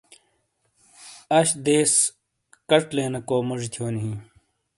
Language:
Shina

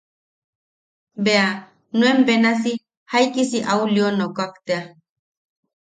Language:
Yaqui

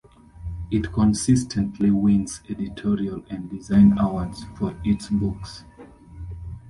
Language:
English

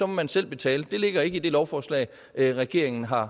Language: Danish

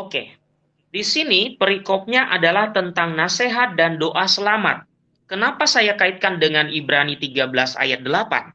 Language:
Indonesian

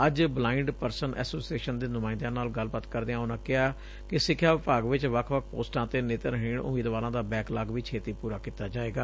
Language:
Punjabi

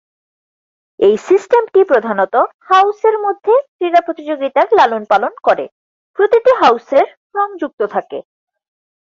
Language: Bangla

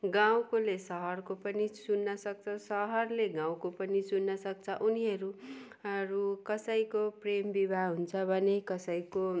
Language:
Nepali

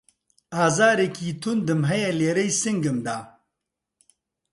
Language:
Central Kurdish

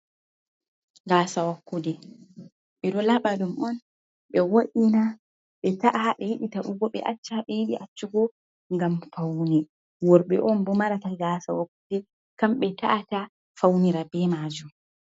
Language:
Fula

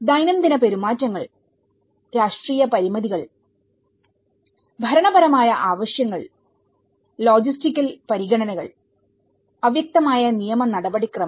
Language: Malayalam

